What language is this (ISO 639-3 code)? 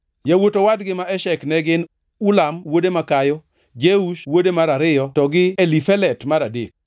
luo